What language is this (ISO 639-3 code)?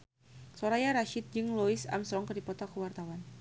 sun